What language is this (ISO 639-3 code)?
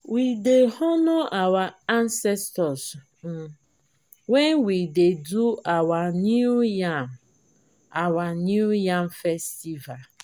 pcm